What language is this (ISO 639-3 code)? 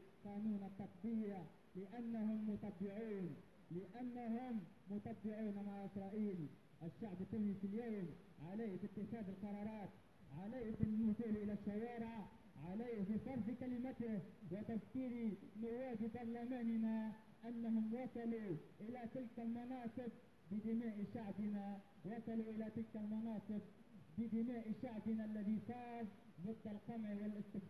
ara